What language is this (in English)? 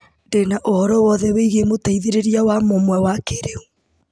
Kikuyu